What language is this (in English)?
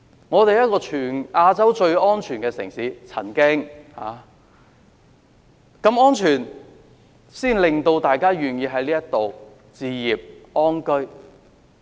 Cantonese